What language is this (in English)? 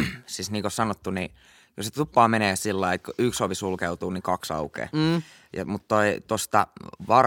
Finnish